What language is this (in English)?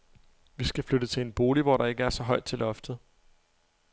Danish